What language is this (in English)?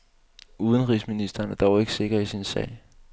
Danish